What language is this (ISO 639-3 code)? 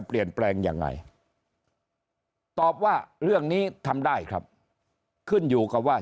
tha